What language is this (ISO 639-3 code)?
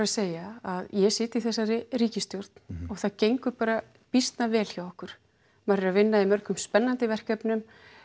isl